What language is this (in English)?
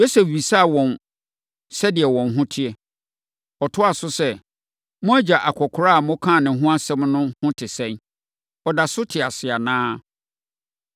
Akan